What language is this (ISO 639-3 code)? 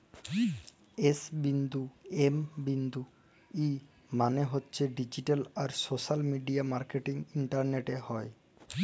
ben